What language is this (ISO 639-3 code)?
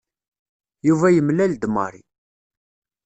kab